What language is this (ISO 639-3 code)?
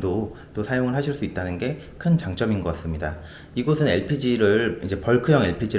kor